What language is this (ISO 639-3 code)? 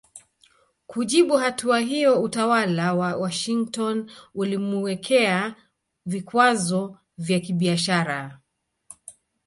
swa